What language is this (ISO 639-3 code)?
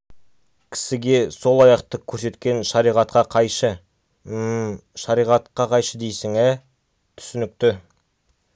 kaz